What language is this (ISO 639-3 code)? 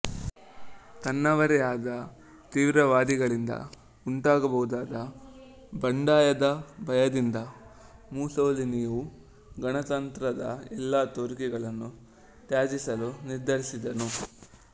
kan